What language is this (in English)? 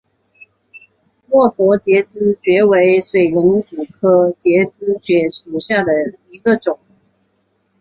Chinese